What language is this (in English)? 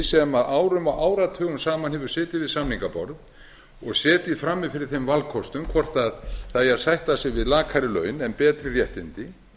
Icelandic